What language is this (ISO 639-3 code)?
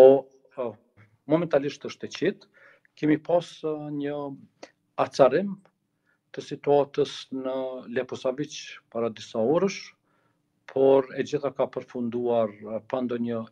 ron